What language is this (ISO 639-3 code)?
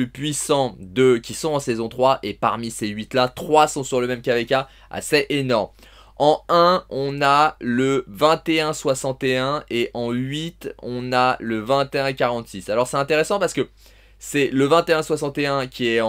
fra